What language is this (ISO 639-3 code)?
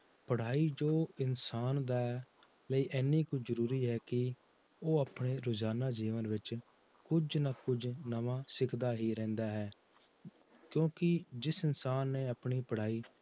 pan